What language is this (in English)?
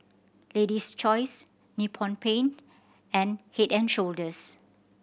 English